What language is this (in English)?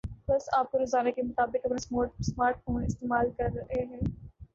Urdu